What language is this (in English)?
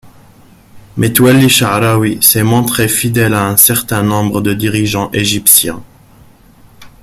French